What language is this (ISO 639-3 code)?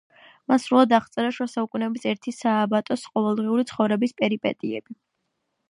kat